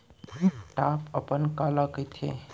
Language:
Chhattisgarhi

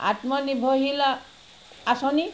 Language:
Assamese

